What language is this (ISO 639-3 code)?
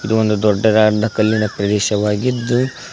kan